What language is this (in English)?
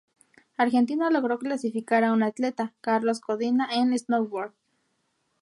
Spanish